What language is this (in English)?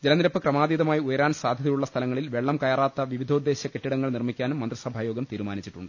Malayalam